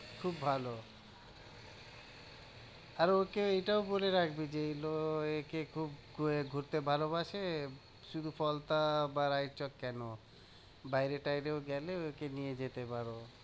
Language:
Bangla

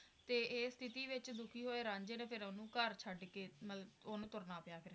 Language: Punjabi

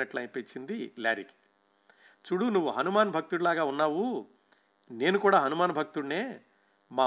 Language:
Telugu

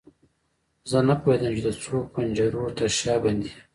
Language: Pashto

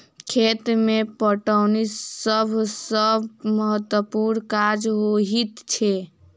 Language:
Maithili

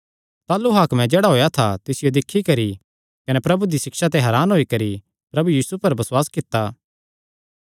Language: Kangri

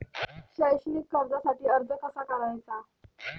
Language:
Marathi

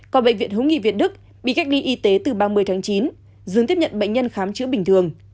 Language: Vietnamese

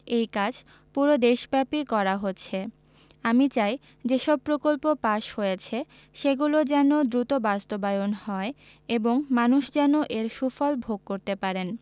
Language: Bangla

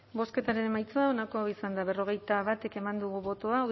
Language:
Basque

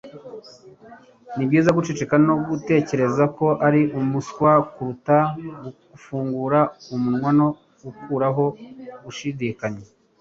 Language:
Kinyarwanda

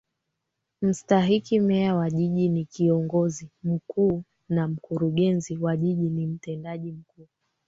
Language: Swahili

